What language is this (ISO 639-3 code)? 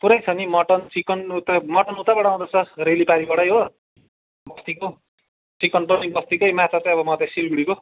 nep